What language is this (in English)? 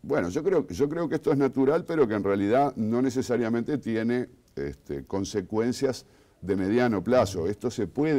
Spanish